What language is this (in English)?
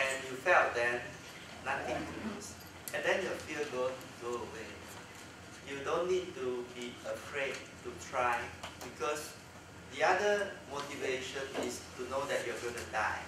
English